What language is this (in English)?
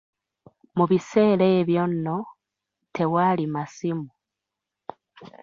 Ganda